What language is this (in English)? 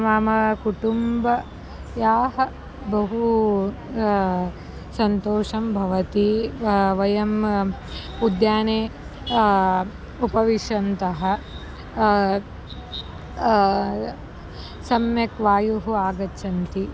Sanskrit